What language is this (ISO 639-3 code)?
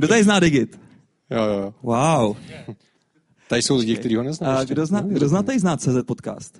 ces